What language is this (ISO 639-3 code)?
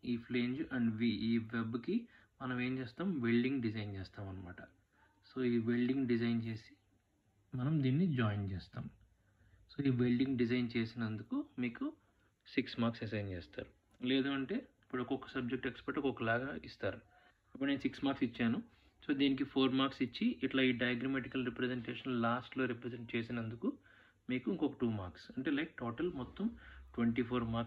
tel